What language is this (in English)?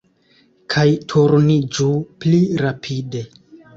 Esperanto